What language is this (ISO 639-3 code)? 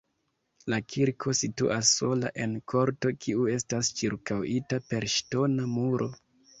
epo